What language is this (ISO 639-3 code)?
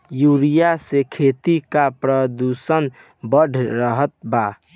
bho